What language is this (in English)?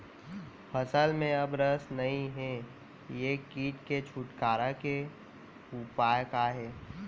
Chhattisgarhi